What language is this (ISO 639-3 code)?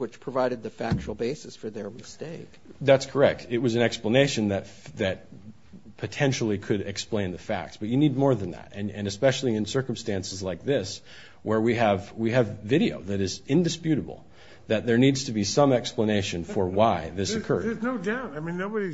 eng